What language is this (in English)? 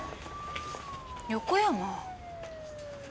Japanese